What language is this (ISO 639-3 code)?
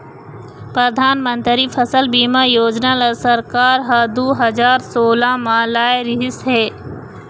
hne